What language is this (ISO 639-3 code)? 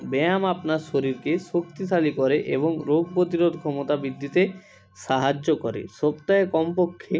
ben